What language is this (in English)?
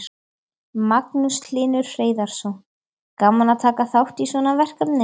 Icelandic